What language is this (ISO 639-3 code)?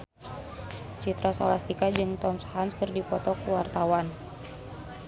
sun